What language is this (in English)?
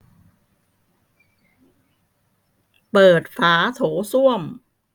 Thai